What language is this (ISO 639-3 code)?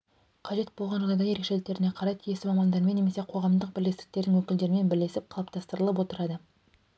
kaz